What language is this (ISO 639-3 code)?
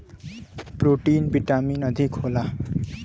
bho